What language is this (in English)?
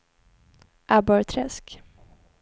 Swedish